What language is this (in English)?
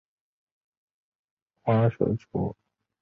Chinese